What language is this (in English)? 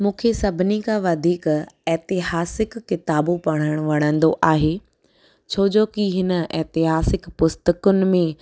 Sindhi